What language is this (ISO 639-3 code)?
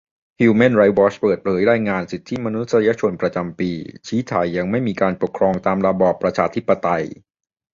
tha